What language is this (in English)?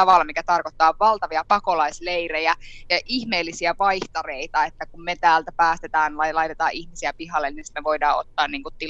Finnish